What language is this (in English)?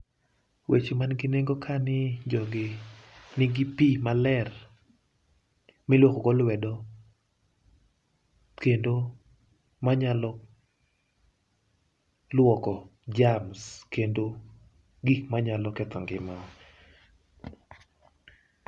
Luo (Kenya and Tanzania)